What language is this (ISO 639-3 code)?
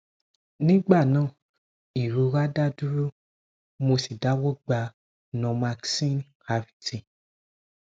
yor